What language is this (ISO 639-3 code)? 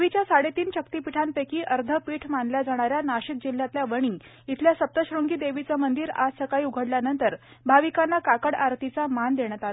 mar